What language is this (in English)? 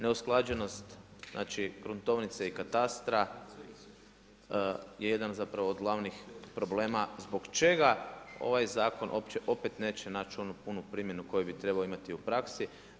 Croatian